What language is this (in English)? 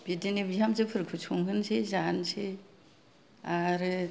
Bodo